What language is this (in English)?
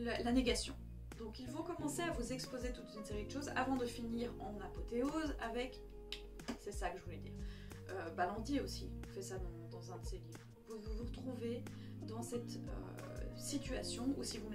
French